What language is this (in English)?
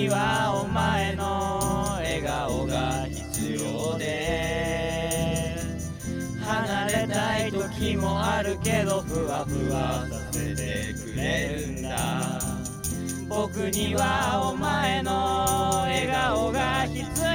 Japanese